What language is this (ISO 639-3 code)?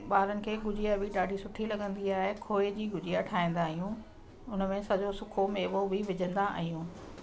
snd